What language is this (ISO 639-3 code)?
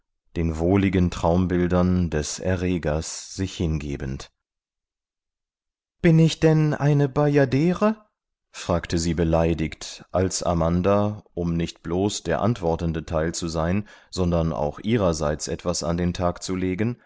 deu